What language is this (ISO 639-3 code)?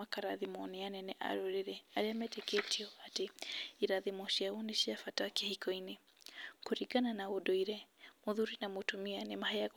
kik